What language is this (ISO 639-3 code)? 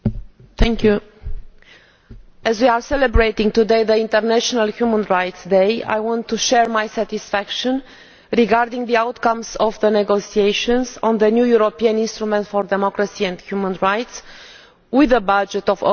eng